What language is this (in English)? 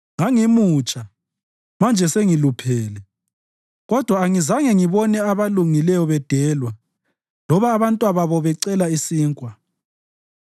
North Ndebele